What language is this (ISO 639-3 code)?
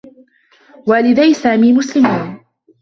ara